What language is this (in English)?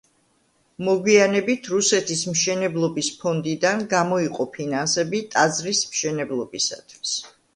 Georgian